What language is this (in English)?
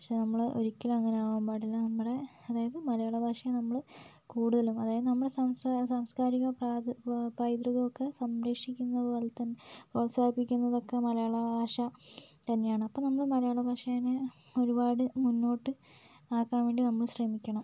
Malayalam